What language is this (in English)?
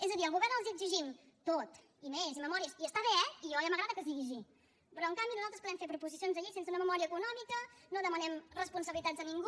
Catalan